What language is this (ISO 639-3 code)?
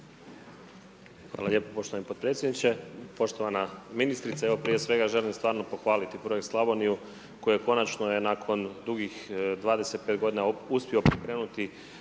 hrv